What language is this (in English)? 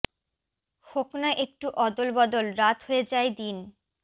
Bangla